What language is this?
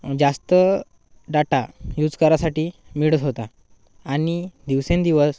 Marathi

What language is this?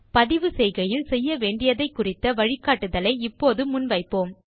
Tamil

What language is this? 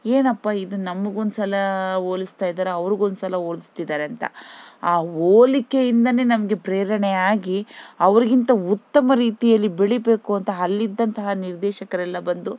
Kannada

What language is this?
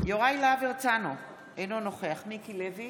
Hebrew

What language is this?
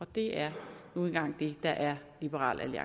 Danish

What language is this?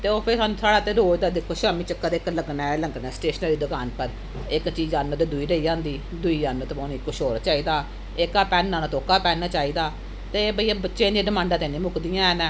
Dogri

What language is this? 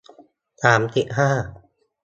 Thai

